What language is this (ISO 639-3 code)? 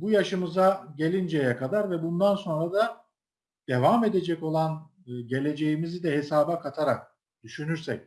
tur